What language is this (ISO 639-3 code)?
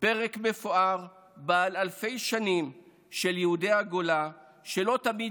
heb